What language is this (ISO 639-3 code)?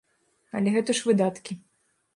bel